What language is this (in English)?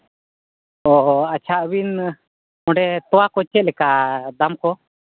Santali